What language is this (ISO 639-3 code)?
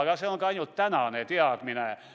est